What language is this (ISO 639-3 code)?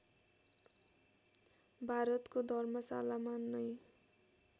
nep